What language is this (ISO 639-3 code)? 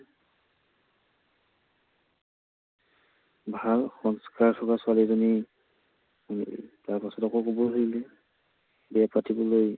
asm